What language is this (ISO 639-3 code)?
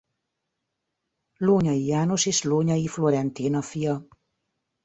hun